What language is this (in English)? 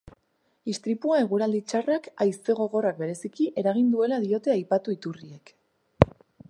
Basque